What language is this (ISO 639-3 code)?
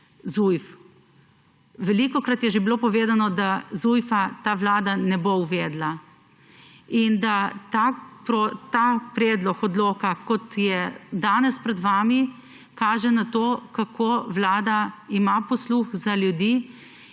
slv